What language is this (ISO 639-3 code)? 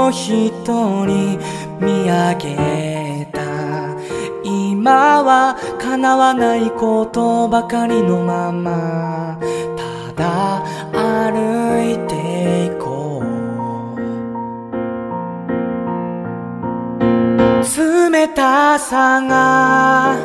kor